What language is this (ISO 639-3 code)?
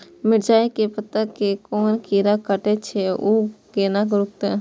mai